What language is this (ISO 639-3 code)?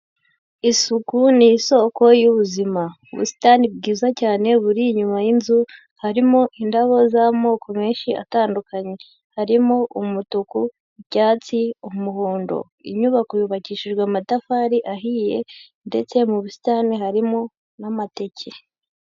kin